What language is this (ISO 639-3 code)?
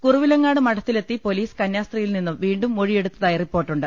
mal